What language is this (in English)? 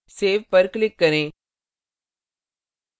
Hindi